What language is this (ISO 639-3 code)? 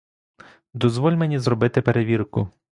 ukr